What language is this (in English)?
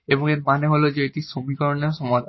Bangla